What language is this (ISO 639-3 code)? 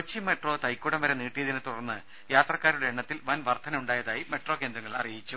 mal